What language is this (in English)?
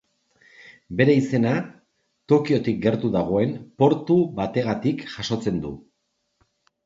Basque